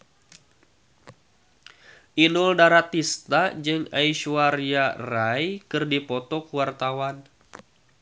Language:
Sundanese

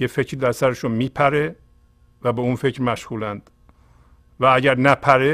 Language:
Persian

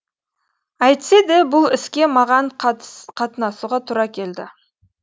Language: Kazakh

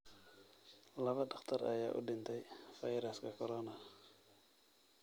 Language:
Somali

